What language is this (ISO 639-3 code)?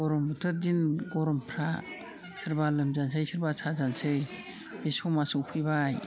brx